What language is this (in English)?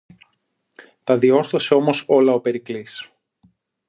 Greek